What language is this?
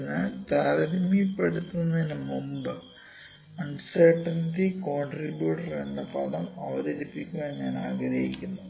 Malayalam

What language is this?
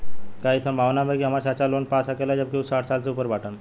Bhojpuri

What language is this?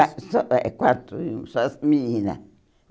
Portuguese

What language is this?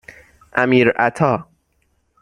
Persian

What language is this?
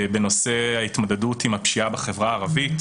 Hebrew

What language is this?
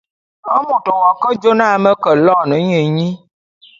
Bulu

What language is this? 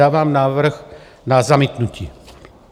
Czech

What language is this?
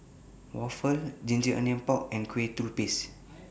English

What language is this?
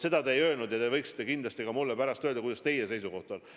Estonian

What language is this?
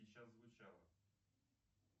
Russian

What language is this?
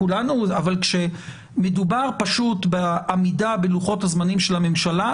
Hebrew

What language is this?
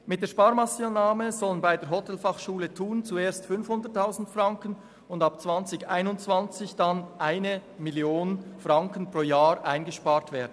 Swiss German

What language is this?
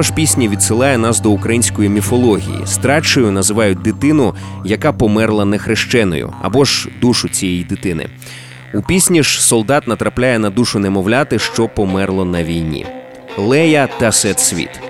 Ukrainian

